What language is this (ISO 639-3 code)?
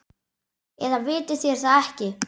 isl